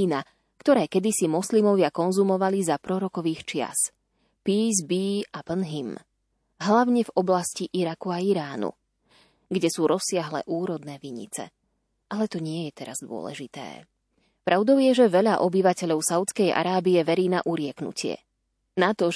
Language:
Slovak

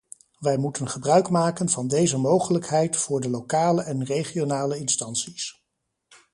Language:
Dutch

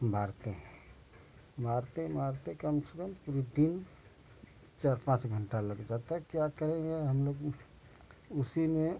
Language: Hindi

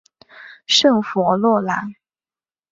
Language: Chinese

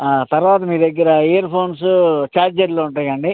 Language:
Telugu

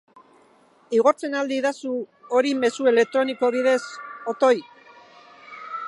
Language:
Basque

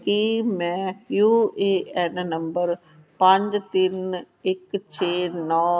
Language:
Punjabi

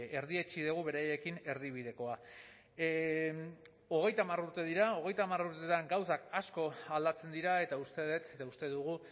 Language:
Basque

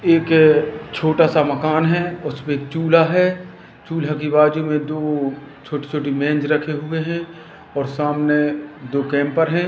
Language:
Hindi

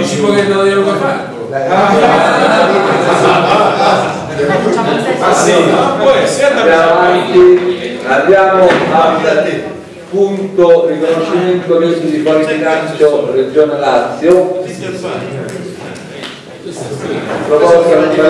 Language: Italian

